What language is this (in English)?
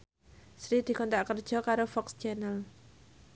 Javanese